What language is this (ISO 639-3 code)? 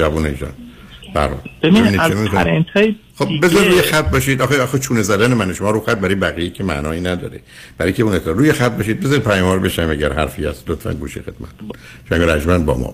fas